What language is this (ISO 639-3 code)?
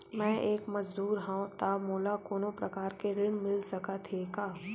hne